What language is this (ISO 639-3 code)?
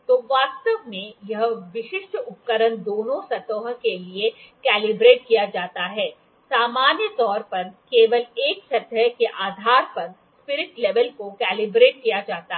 hin